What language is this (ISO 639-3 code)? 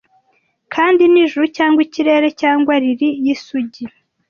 kin